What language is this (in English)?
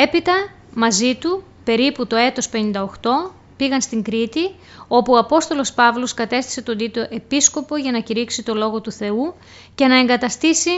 Greek